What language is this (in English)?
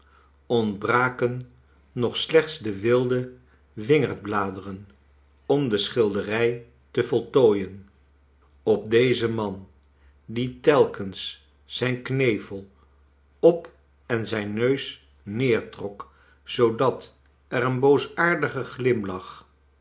Dutch